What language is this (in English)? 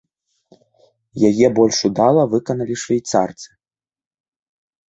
Belarusian